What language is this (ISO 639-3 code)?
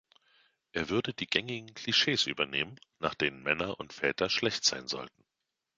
deu